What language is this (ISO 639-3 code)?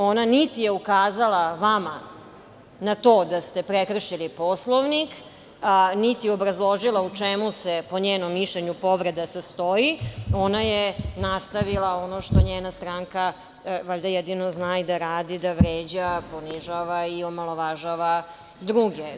srp